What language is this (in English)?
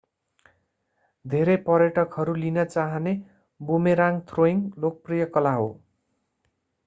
Nepali